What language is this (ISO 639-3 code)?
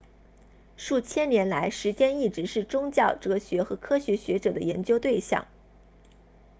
zho